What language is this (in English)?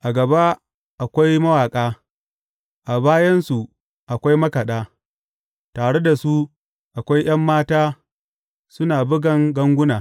Hausa